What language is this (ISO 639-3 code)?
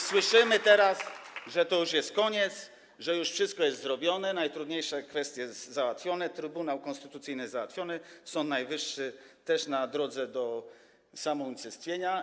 pol